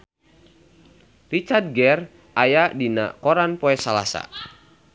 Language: Sundanese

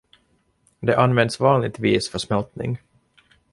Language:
Swedish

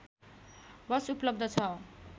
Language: Nepali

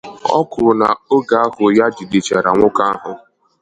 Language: Igbo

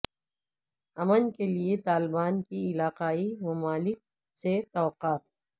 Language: Urdu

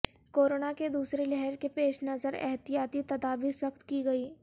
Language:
Urdu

